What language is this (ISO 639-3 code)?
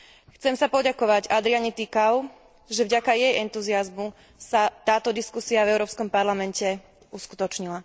slk